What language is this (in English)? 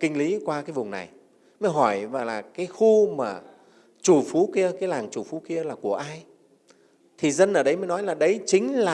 Vietnamese